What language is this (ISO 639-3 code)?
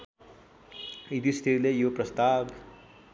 nep